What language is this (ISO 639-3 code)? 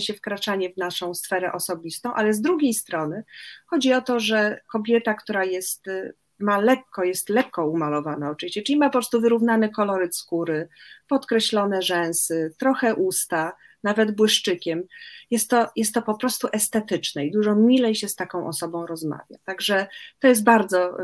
pol